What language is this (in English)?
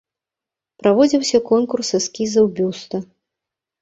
Belarusian